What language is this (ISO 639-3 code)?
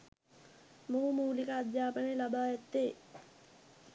sin